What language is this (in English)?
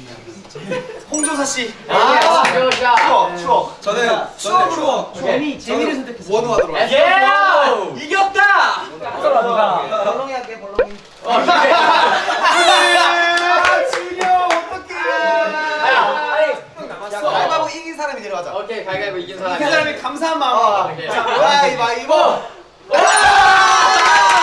Korean